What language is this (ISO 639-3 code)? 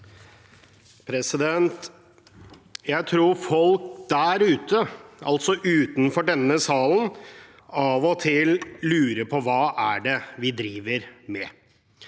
nor